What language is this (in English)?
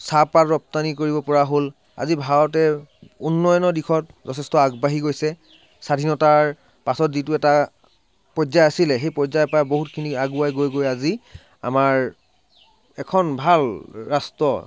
Assamese